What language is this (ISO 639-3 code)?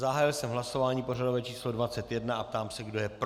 ces